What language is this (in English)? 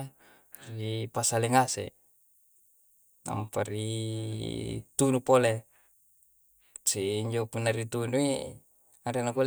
Coastal Konjo